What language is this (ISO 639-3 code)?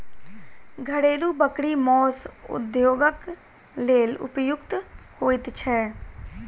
mai